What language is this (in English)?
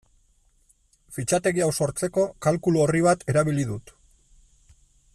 Basque